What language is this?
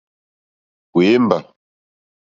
Mokpwe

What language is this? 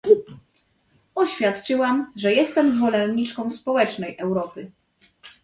Polish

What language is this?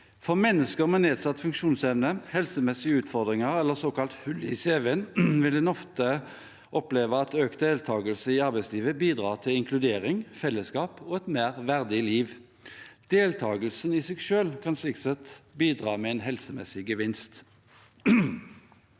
Norwegian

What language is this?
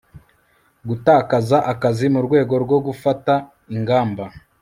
Kinyarwanda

